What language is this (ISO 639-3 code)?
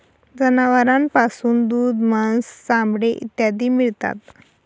mar